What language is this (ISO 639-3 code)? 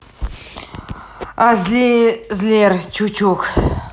rus